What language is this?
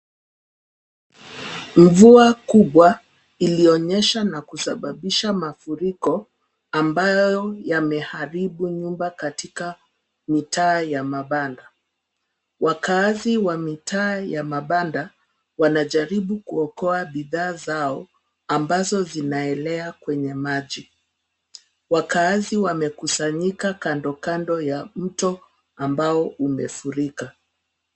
Swahili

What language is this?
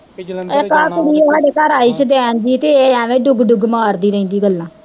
Punjabi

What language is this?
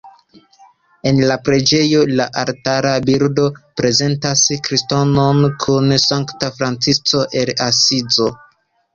Esperanto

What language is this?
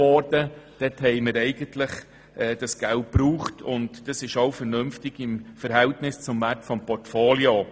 Swiss German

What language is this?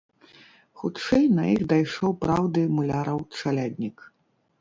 Belarusian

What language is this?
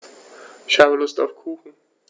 German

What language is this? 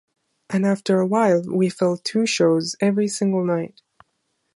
English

